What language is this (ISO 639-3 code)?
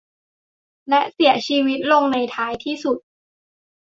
tha